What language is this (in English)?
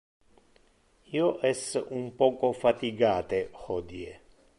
Interlingua